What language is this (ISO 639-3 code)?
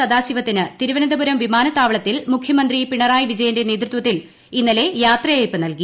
mal